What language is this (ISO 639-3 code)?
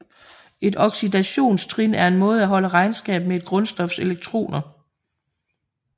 dan